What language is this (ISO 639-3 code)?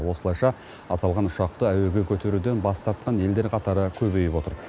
kaz